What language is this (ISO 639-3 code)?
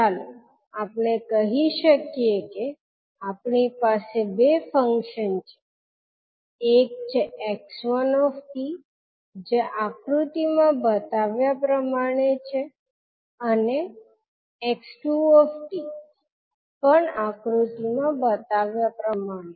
guj